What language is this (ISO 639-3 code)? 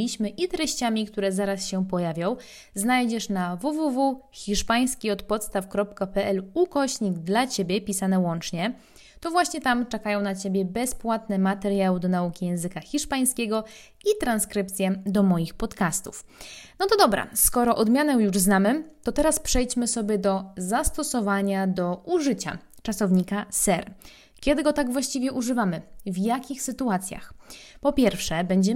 pol